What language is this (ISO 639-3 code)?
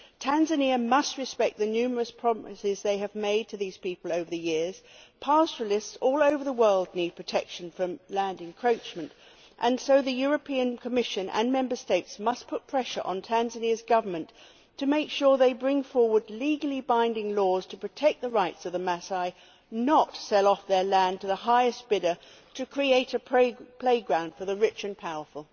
eng